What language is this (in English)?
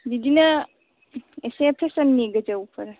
Bodo